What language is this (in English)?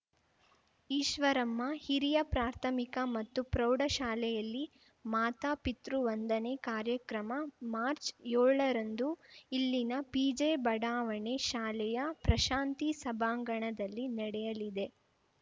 Kannada